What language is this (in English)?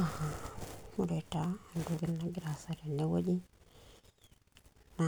Masai